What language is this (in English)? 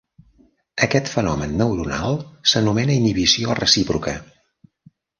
Catalan